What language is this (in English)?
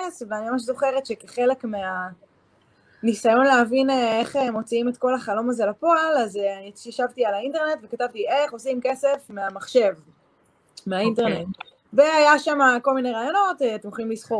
Hebrew